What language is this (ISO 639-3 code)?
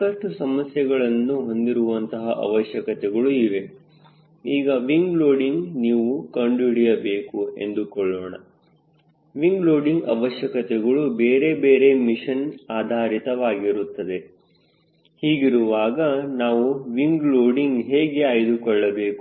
kan